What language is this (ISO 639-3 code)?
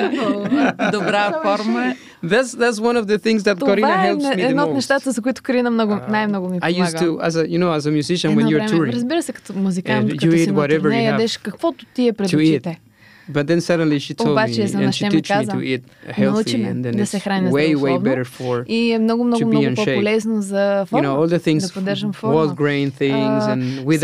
bul